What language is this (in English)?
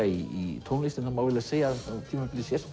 Icelandic